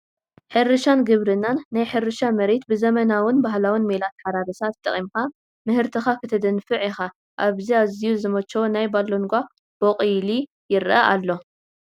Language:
Tigrinya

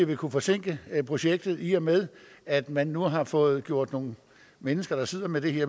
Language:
Danish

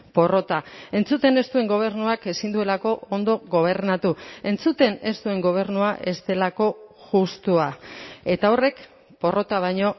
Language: Basque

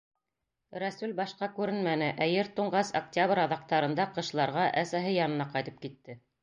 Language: Bashkir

